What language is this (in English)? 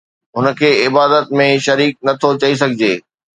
Sindhi